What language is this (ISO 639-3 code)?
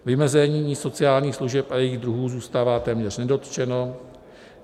ces